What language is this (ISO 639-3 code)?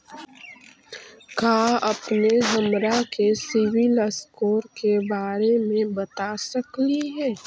mag